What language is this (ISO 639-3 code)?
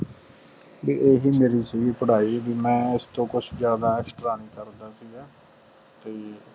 pan